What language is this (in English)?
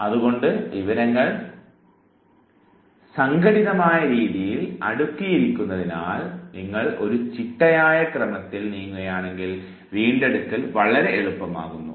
Malayalam